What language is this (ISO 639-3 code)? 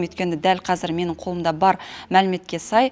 kaz